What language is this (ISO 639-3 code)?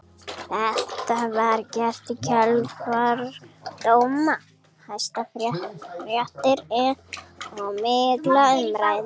isl